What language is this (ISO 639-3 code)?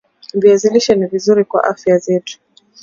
swa